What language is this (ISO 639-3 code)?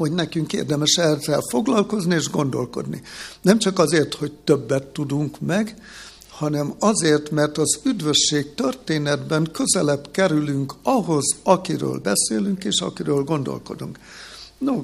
hun